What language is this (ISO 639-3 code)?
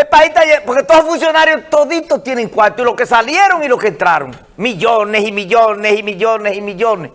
spa